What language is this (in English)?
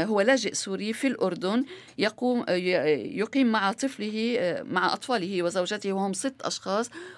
Arabic